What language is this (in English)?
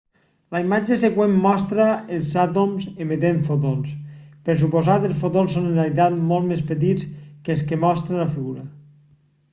Catalan